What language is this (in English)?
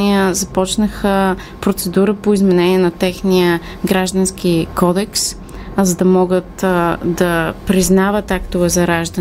Bulgarian